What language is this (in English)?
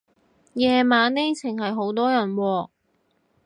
Cantonese